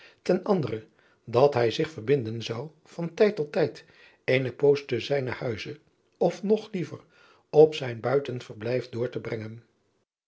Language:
Dutch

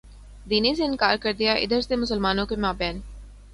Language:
Urdu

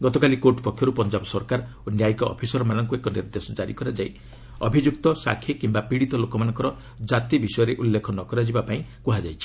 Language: Odia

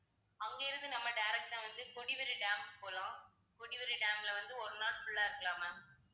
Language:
Tamil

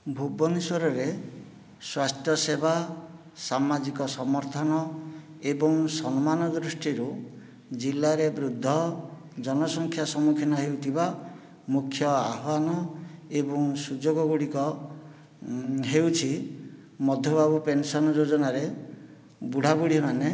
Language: Odia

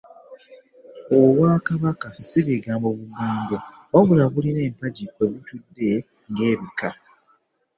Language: Ganda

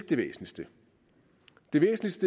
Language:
Danish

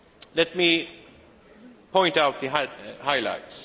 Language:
English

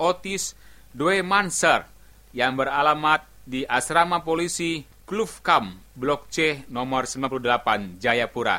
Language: Indonesian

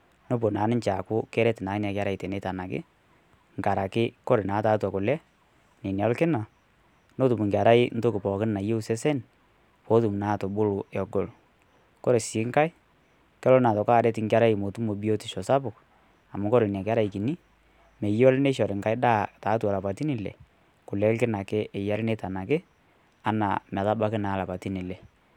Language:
Masai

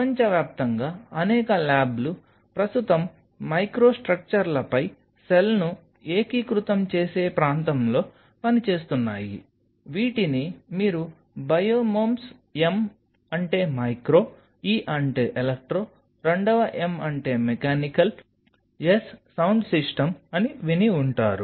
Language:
Telugu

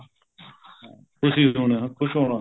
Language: Punjabi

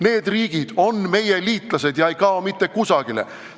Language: Estonian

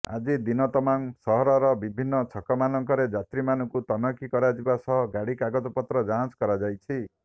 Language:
Odia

